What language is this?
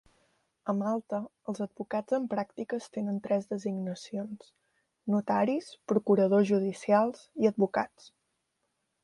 Catalan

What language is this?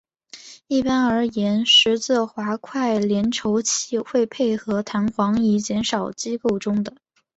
Chinese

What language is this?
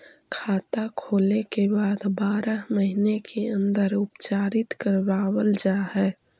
Magahi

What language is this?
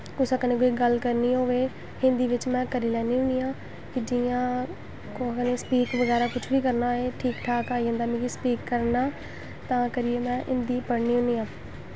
Dogri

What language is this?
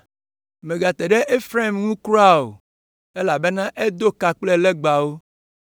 Ewe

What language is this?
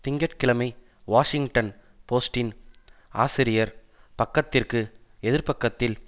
Tamil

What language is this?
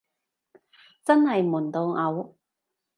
Cantonese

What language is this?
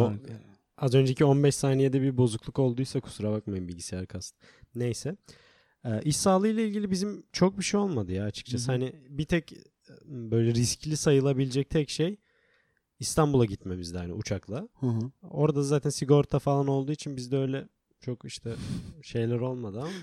Turkish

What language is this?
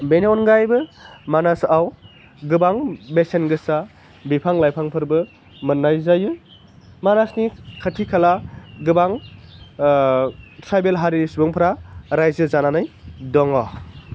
Bodo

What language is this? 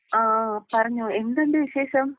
Malayalam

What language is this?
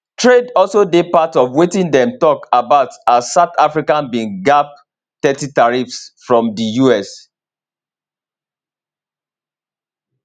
Nigerian Pidgin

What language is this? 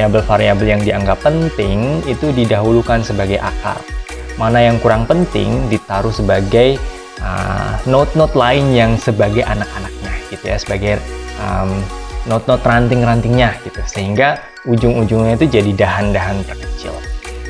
Indonesian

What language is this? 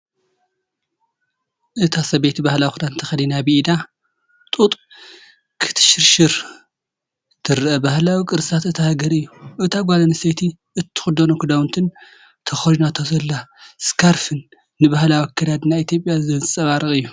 Tigrinya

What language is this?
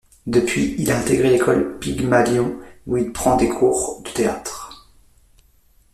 French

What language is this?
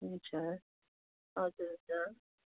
Nepali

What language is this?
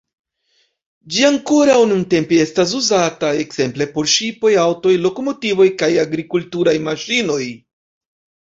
Esperanto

